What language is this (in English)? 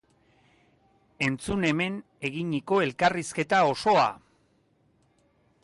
Basque